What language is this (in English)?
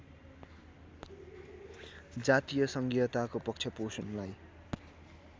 Nepali